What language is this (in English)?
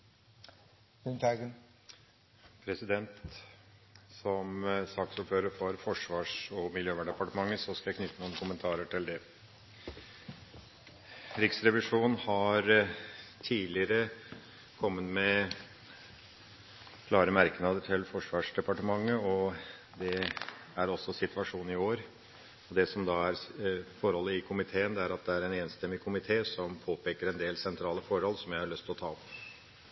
Norwegian